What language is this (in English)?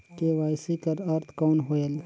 Chhattisgarhi